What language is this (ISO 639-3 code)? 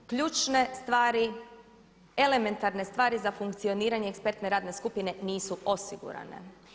hrv